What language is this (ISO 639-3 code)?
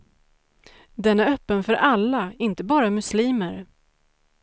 swe